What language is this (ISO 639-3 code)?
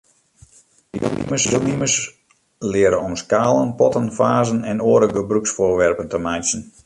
fry